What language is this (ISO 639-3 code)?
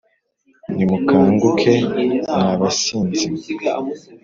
kin